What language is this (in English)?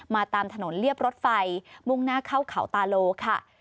Thai